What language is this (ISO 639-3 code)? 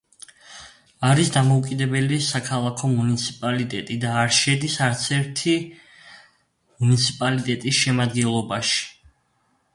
kat